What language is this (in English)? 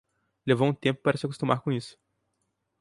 Portuguese